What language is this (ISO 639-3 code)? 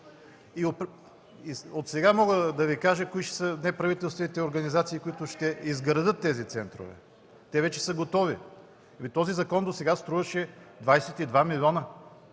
bul